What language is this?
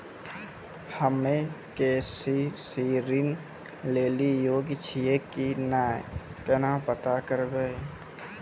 Maithili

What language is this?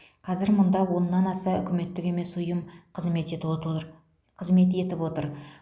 Kazakh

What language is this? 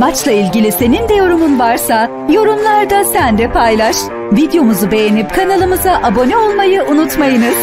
Turkish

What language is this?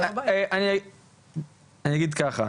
Hebrew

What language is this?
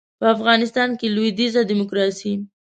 Pashto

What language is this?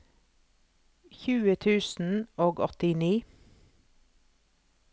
Norwegian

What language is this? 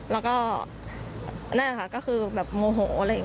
Thai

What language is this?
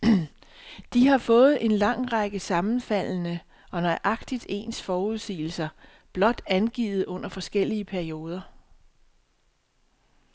Danish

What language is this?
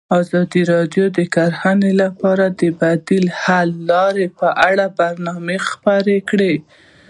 Pashto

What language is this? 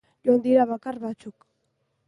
Basque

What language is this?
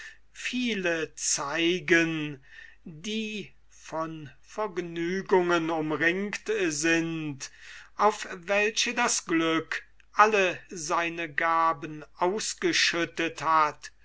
German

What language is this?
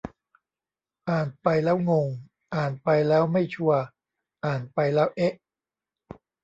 Thai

